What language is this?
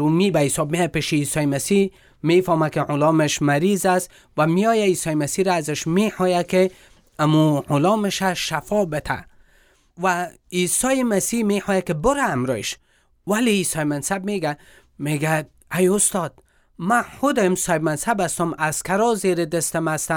Persian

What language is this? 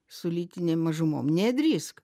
Lithuanian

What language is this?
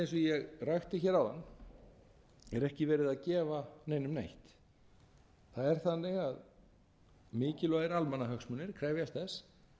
Icelandic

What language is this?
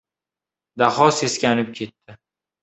Uzbek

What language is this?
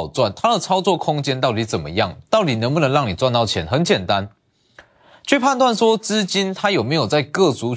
Chinese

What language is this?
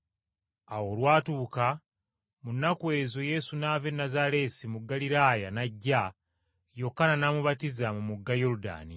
Ganda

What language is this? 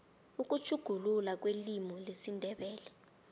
South Ndebele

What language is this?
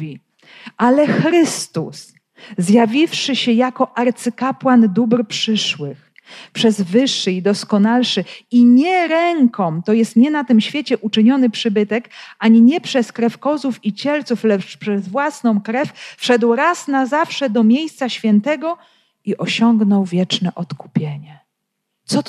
Polish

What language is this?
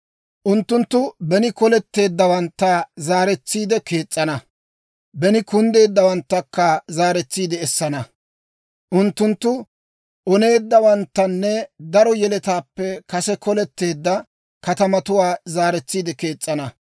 Dawro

